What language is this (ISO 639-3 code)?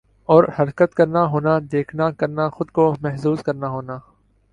urd